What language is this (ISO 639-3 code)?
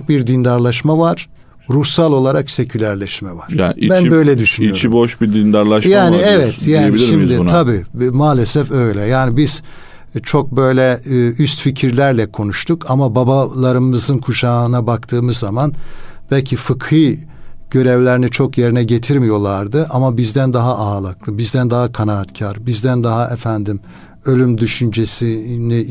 tur